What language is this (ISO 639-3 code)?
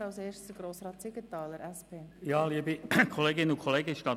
gsw